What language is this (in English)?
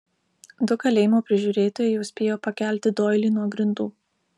Lithuanian